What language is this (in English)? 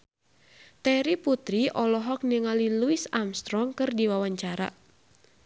Sundanese